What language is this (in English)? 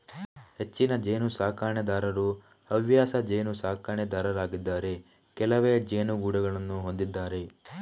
Kannada